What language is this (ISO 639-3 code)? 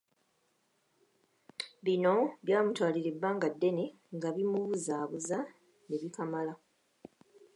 lug